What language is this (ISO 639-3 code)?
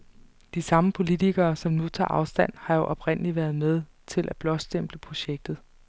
dan